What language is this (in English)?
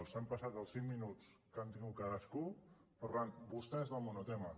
Catalan